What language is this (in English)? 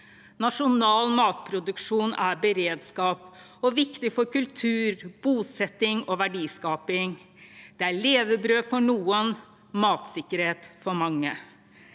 Norwegian